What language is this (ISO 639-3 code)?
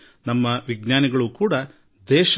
kan